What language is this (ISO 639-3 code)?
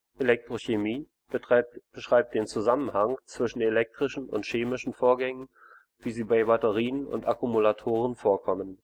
deu